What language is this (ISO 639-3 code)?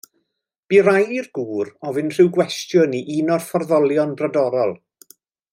cym